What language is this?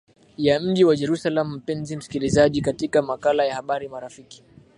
Swahili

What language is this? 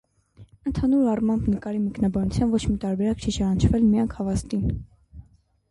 Armenian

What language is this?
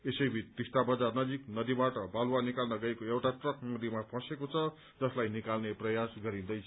Nepali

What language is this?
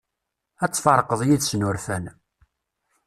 Kabyle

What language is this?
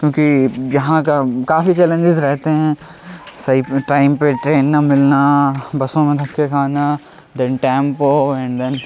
Urdu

